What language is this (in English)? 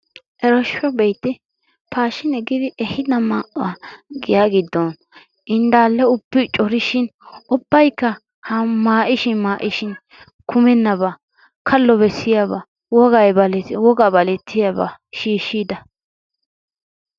Wolaytta